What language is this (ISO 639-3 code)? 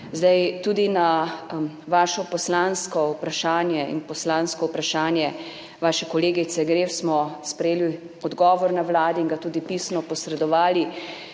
slv